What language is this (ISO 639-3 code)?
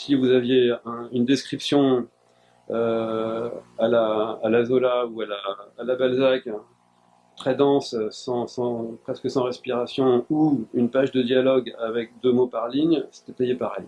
fra